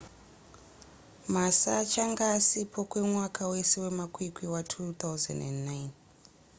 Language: Shona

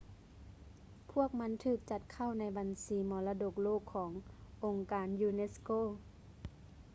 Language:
Lao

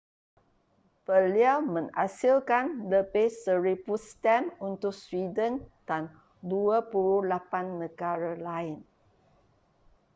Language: Malay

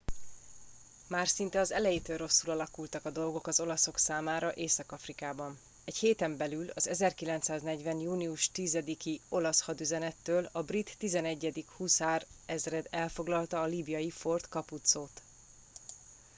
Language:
Hungarian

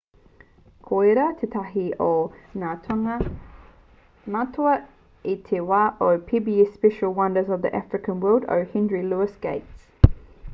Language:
Māori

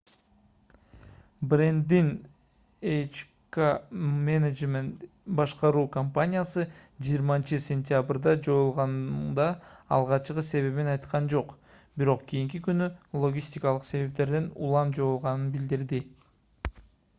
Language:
Kyrgyz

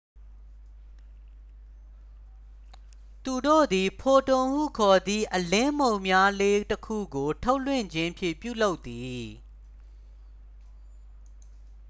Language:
Burmese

